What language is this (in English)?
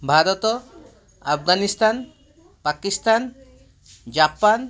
Odia